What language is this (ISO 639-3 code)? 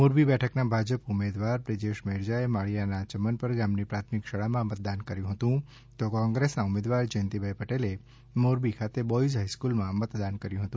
guj